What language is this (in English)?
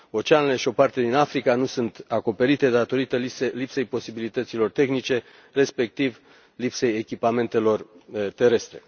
Romanian